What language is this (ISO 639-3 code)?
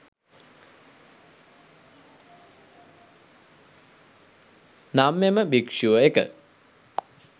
sin